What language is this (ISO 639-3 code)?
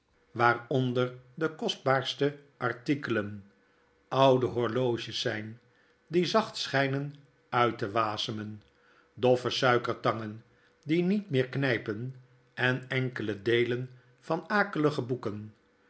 nld